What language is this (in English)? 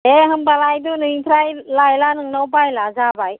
Bodo